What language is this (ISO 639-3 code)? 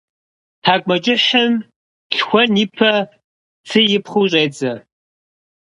kbd